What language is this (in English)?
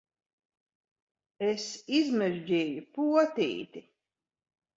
Latvian